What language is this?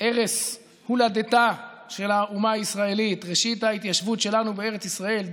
Hebrew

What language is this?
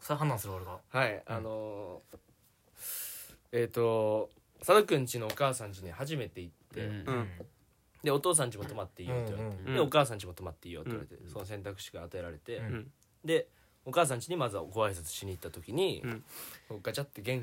Japanese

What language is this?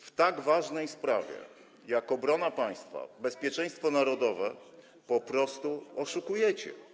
Polish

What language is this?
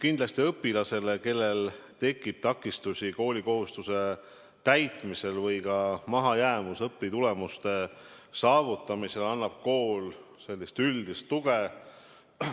Estonian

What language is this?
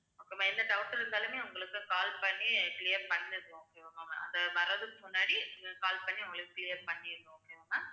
Tamil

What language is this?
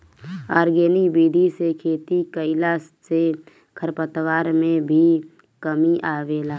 Bhojpuri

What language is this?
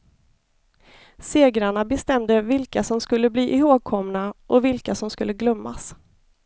Swedish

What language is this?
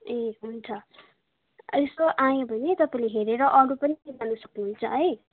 Nepali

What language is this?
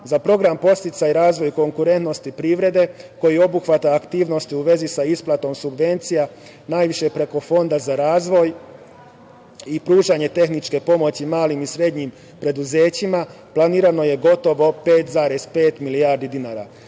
Serbian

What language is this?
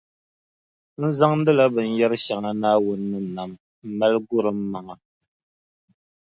Dagbani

